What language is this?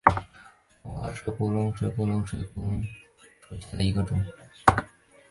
Chinese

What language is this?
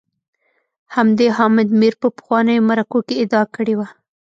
Pashto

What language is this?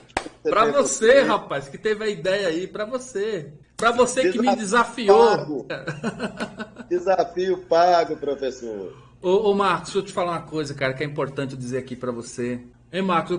Portuguese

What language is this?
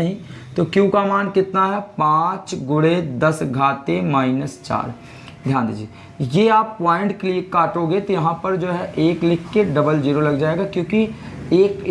Hindi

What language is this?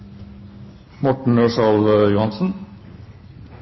Norwegian Bokmål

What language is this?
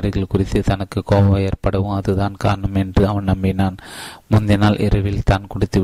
Tamil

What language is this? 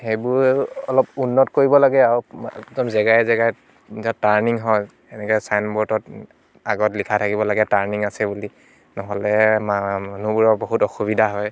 Assamese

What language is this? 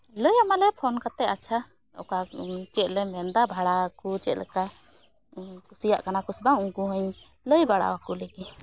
Santali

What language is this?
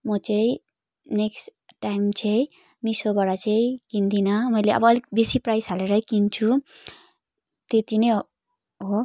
Nepali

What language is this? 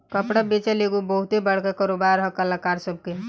Bhojpuri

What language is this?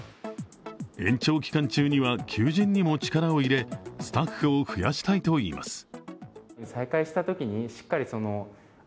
Japanese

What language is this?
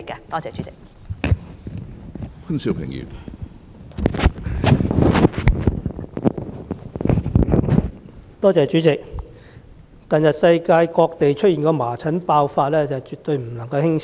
Cantonese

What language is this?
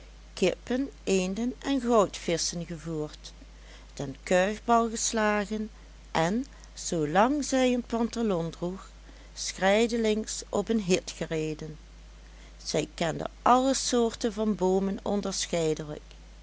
Dutch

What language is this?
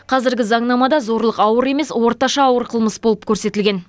Kazakh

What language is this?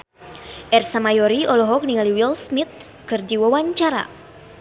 Sundanese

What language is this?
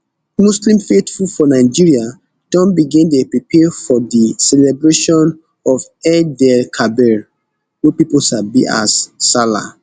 Nigerian Pidgin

